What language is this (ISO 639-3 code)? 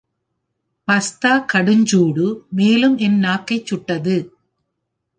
tam